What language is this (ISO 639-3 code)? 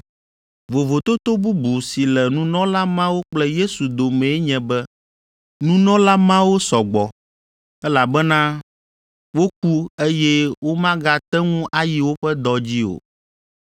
ewe